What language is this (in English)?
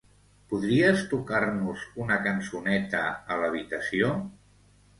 Catalan